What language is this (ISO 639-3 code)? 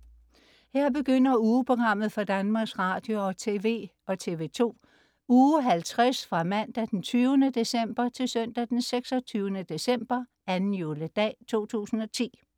dan